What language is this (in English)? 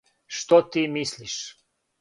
Serbian